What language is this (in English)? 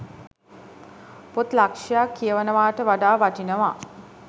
Sinhala